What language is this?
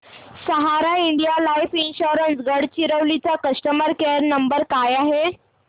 Marathi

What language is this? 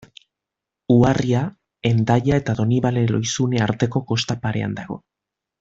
Basque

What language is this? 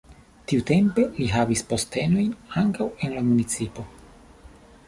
Esperanto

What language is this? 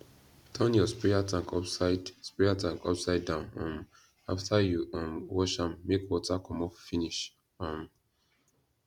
Nigerian Pidgin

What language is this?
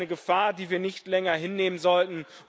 German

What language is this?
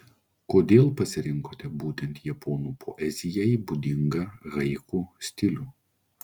Lithuanian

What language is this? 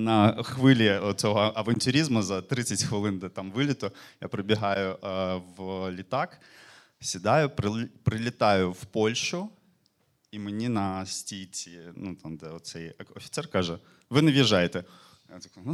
Ukrainian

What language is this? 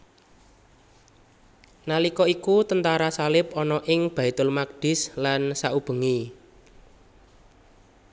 Javanese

